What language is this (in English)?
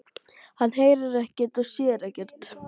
Icelandic